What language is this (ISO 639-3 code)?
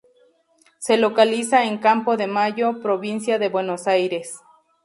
spa